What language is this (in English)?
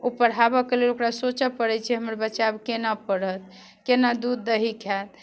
Maithili